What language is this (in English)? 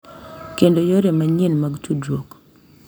Luo (Kenya and Tanzania)